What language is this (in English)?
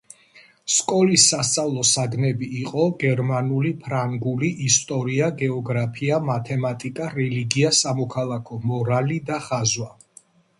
Georgian